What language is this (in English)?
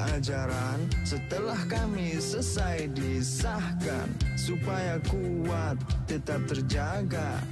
Indonesian